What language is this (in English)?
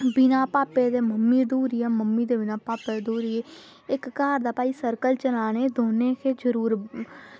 Dogri